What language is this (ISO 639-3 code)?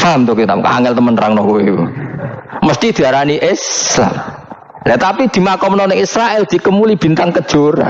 ind